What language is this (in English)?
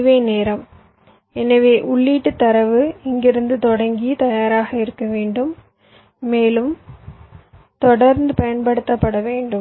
Tamil